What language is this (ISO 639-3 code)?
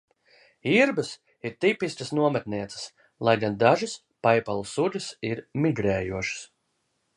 lav